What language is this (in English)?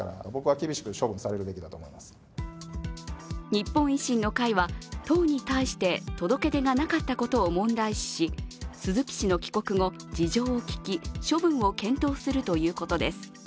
Japanese